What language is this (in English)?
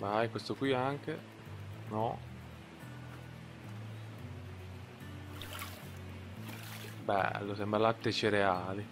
Italian